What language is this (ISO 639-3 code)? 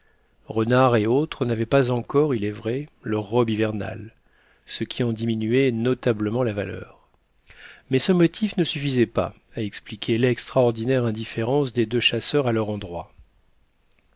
fra